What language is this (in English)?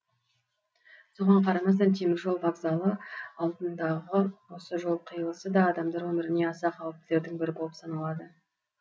Kazakh